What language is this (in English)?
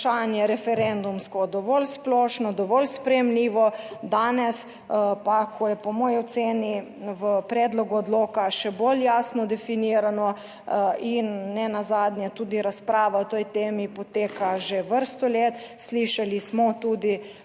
Slovenian